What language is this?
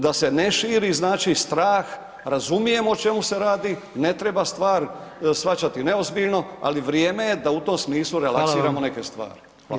Croatian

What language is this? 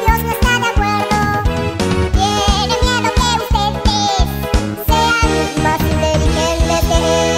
Spanish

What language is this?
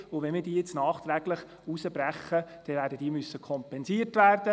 Swiss German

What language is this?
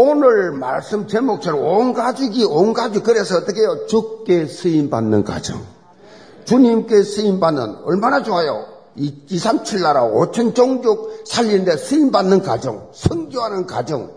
Korean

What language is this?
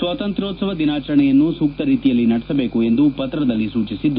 Kannada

